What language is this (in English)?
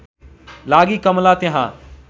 Nepali